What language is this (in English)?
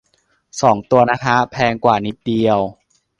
Thai